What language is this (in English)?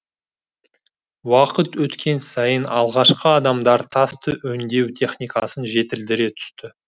Kazakh